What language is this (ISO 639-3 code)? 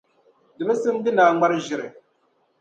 dag